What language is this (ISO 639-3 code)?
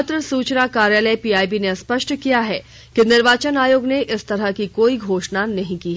hin